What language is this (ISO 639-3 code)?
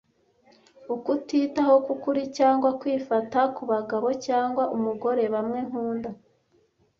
kin